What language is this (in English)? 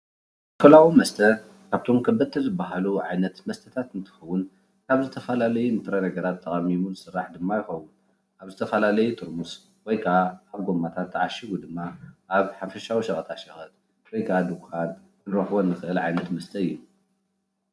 Tigrinya